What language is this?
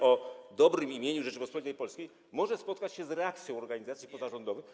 Polish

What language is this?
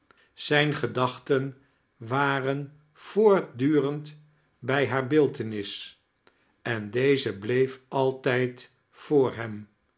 Dutch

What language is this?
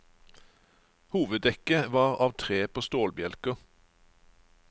Norwegian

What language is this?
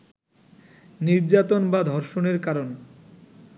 Bangla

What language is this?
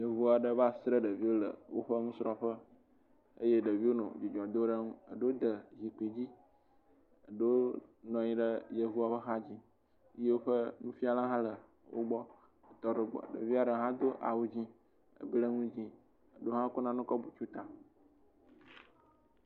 Ewe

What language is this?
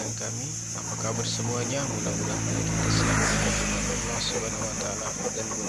Indonesian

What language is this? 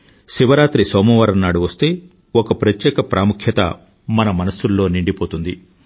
Telugu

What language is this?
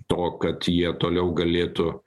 Lithuanian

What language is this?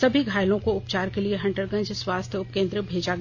Hindi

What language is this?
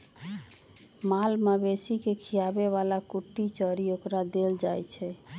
Magahi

